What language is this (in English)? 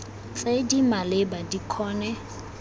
Tswana